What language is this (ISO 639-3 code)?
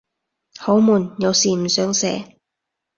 yue